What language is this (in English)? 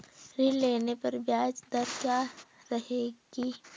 Hindi